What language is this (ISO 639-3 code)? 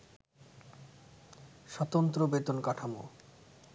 ben